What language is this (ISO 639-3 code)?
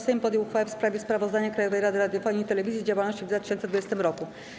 pol